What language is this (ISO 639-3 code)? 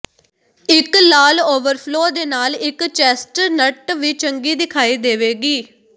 pan